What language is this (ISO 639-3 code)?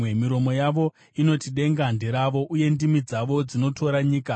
sna